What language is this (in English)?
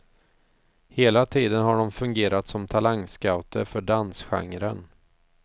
Swedish